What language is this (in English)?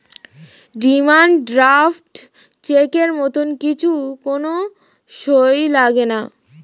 Bangla